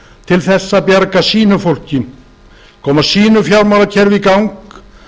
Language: Icelandic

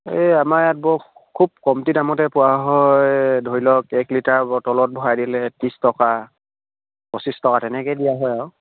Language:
Assamese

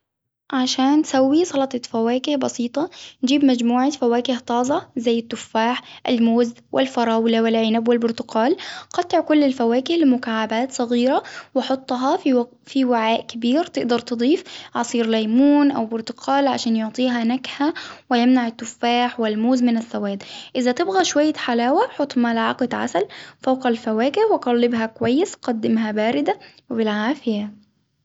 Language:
Hijazi Arabic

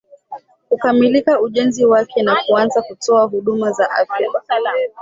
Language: Swahili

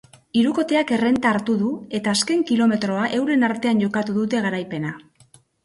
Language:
Basque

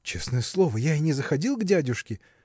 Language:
Russian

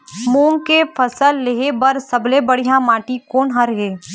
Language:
Chhattisgarhi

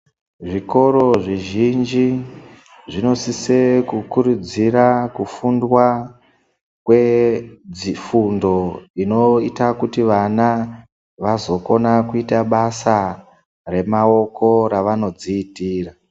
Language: Ndau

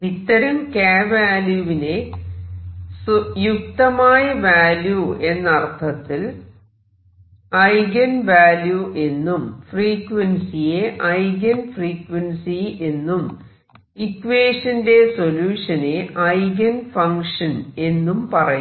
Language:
Malayalam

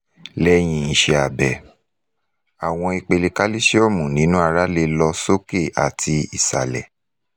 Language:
Yoruba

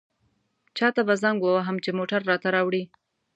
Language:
Pashto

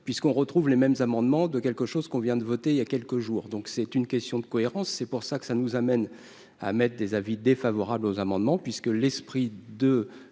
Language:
French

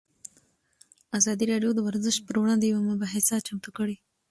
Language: Pashto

